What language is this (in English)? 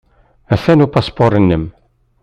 Kabyle